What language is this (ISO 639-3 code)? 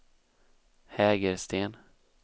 swe